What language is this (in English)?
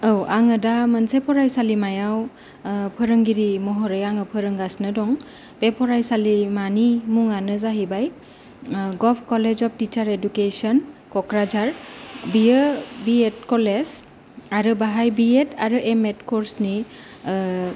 Bodo